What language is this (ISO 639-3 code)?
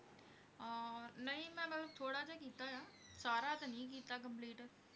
pan